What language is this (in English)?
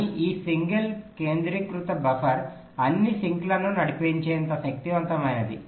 Telugu